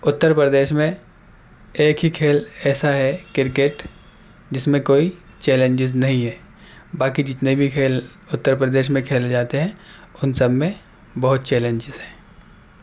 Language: Urdu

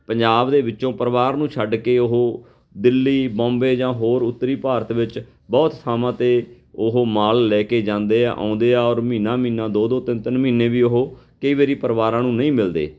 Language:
Punjabi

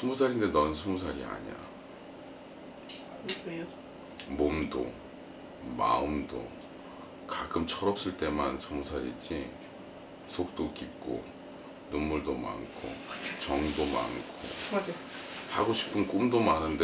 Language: Korean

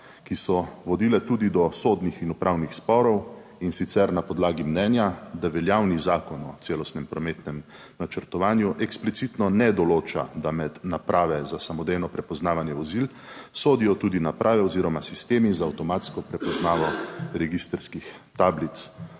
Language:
Slovenian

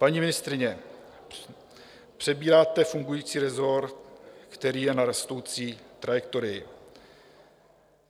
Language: Czech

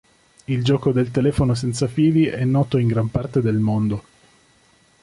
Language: Italian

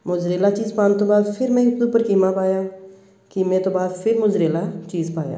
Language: Punjabi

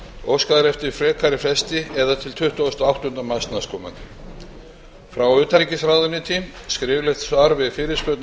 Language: Icelandic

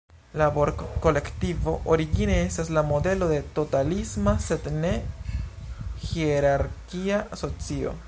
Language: Esperanto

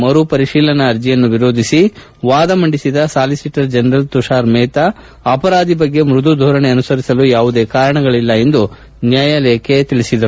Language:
Kannada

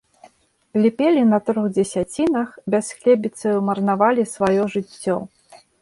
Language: Belarusian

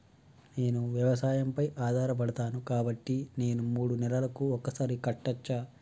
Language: Telugu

